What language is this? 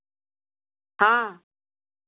Maithili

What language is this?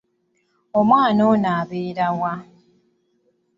Ganda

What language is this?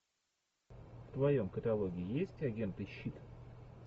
Russian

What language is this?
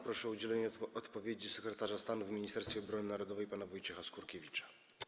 Polish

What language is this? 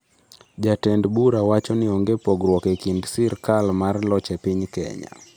Luo (Kenya and Tanzania)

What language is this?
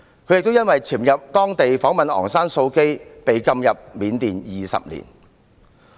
Cantonese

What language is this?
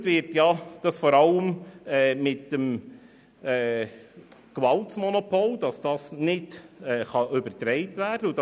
Swiss German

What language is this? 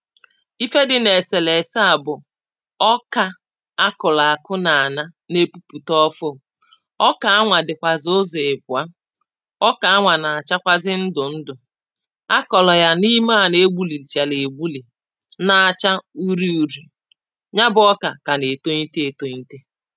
Igbo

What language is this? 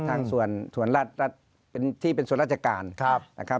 Thai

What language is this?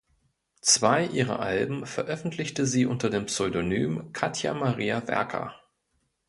German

